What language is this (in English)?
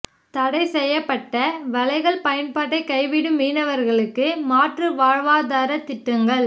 Tamil